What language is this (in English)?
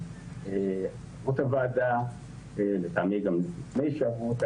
Hebrew